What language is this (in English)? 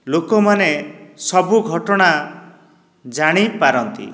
Odia